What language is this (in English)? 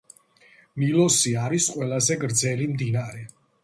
Georgian